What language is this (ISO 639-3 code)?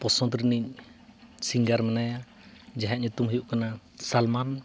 sat